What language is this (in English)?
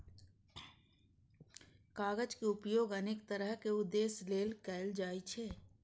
Maithili